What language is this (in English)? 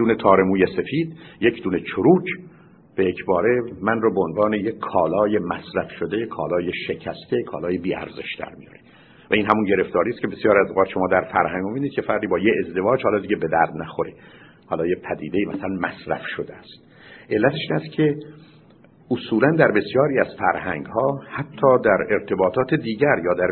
Persian